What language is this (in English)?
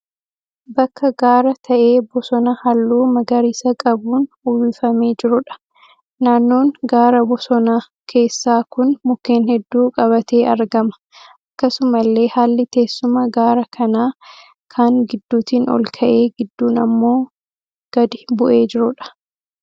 Oromo